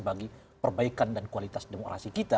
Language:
Indonesian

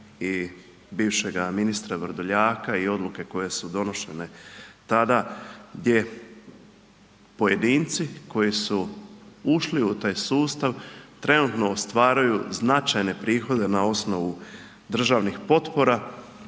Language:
Croatian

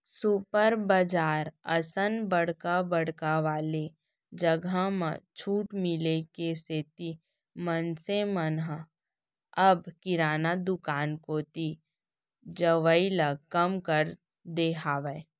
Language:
Chhattisgarhi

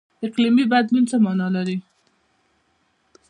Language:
Pashto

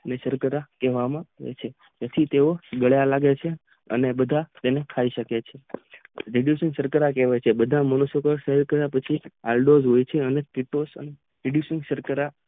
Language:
Gujarati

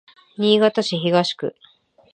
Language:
Japanese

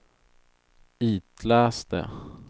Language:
Swedish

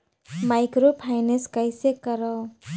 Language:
Chhattisgarhi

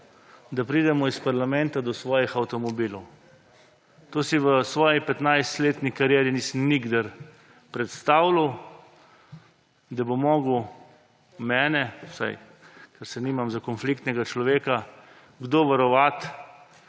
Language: Slovenian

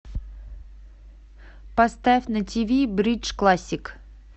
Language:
Russian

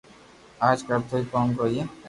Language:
Loarki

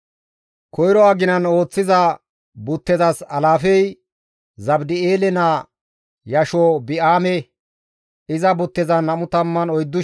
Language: Gamo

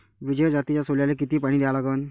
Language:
Marathi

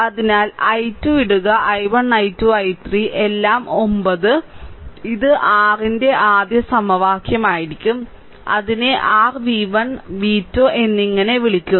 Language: Malayalam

